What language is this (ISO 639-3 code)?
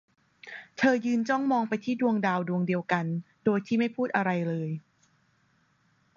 tha